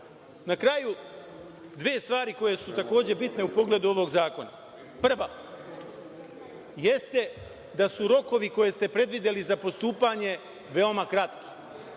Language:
Serbian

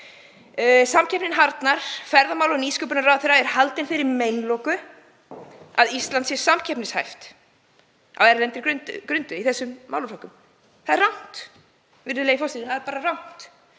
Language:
Icelandic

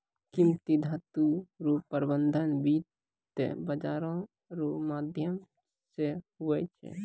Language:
Maithili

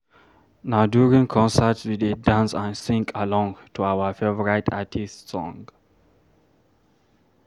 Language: Nigerian Pidgin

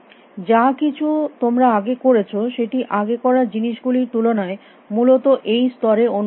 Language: Bangla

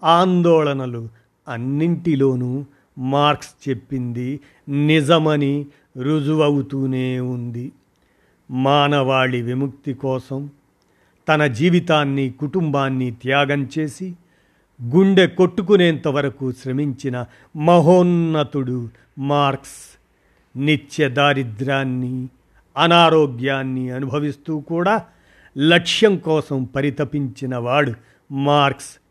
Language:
Telugu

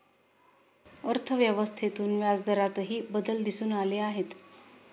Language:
Marathi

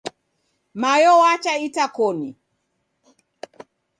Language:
Taita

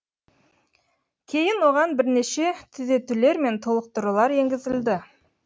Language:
Kazakh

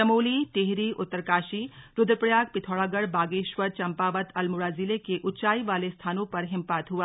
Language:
Hindi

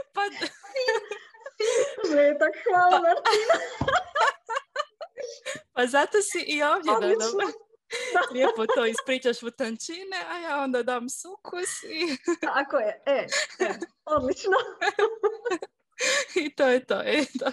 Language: Croatian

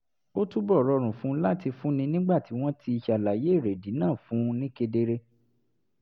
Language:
Yoruba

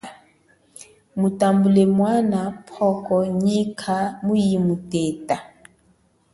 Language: Chokwe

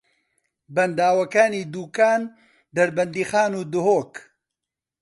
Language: Central Kurdish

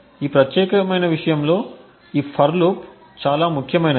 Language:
Telugu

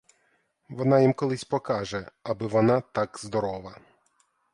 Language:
Ukrainian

